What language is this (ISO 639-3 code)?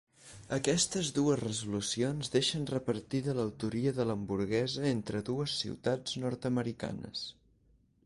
cat